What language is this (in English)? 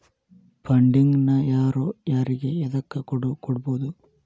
Kannada